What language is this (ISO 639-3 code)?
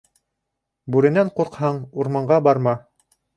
bak